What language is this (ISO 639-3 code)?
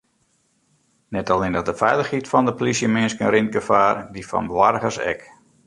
fry